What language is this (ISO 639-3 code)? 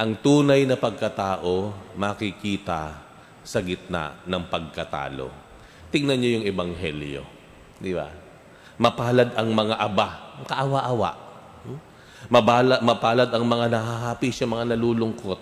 fil